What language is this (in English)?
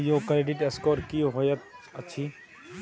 Maithili